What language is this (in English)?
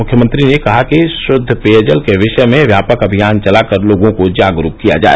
Hindi